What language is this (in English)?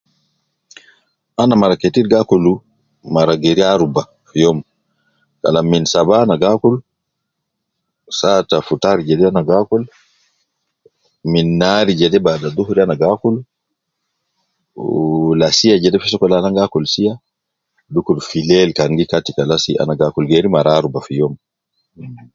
Nubi